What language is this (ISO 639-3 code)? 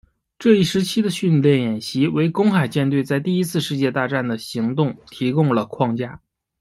zho